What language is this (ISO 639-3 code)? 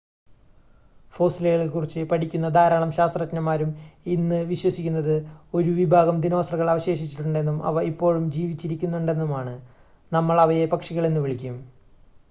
mal